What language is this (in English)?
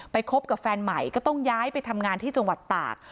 Thai